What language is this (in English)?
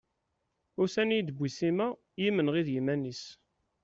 Kabyle